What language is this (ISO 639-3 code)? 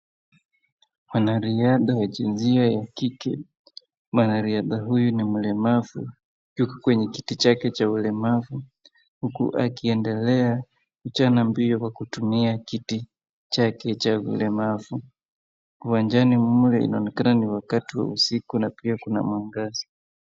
swa